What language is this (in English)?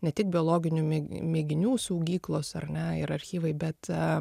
Lithuanian